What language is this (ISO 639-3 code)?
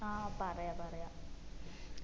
mal